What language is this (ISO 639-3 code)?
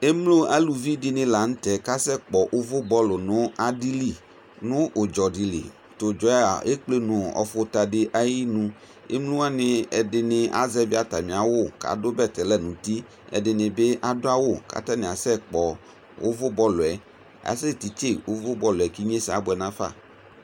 kpo